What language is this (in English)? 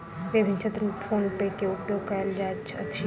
Maithili